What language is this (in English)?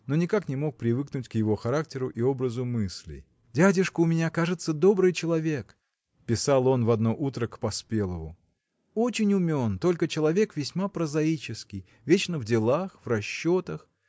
Russian